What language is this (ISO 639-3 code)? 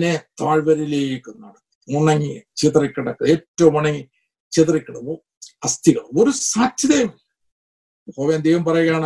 mal